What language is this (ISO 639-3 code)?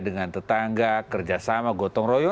ind